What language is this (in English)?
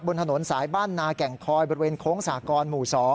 Thai